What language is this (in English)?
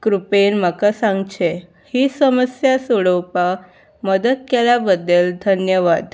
Konkani